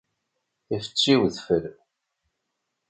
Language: Kabyle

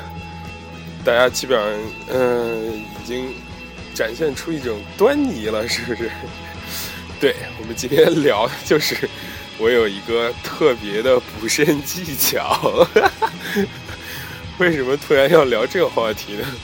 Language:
Chinese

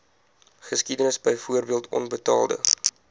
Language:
Afrikaans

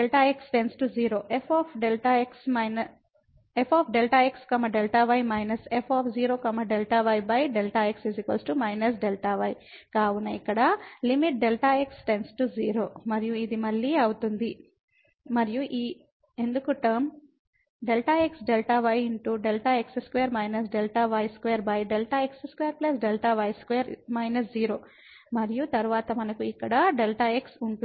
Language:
Telugu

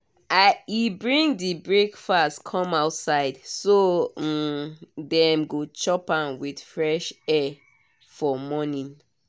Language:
Nigerian Pidgin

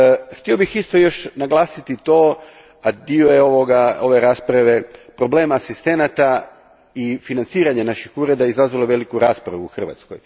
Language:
Croatian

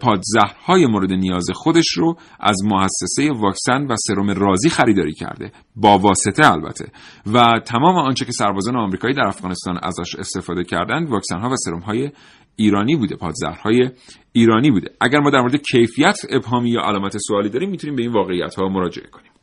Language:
Persian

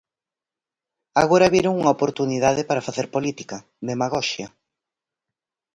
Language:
Galician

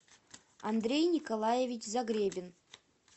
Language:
Russian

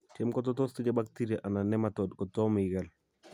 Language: Kalenjin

